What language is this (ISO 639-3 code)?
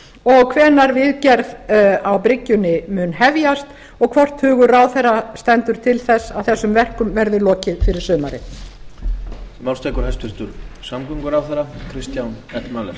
isl